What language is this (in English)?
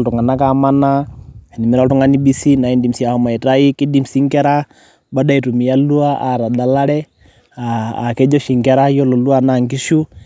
Masai